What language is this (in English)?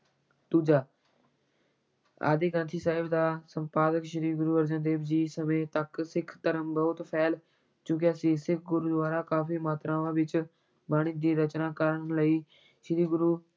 Punjabi